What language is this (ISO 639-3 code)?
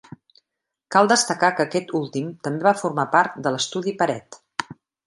cat